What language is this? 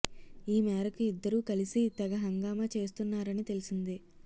Telugu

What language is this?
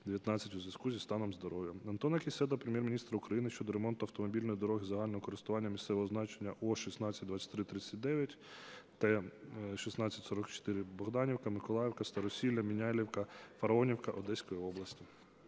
Ukrainian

